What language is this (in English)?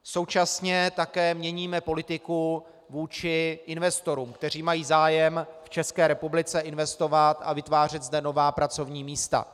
Czech